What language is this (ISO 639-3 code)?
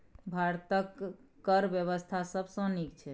mai